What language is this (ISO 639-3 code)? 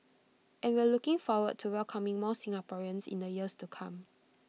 eng